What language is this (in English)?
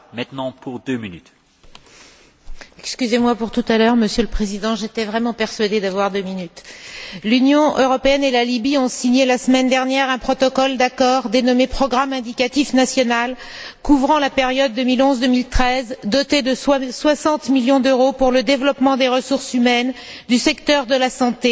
French